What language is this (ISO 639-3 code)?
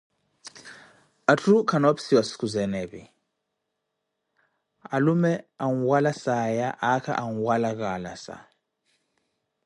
eko